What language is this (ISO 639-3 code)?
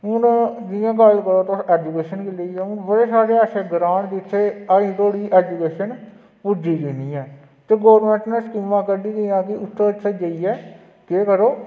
doi